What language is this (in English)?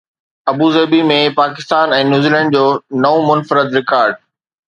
Sindhi